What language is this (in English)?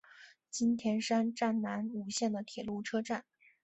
Chinese